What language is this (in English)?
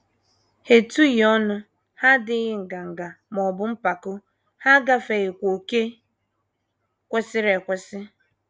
Igbo